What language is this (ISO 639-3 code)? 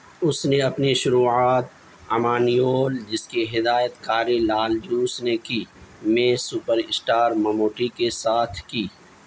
urd